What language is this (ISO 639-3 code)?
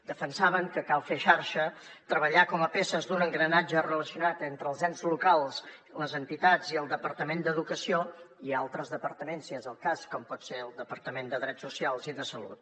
cat